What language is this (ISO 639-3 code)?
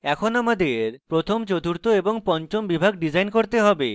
ben